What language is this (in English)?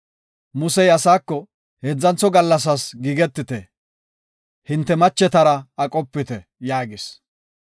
Gofa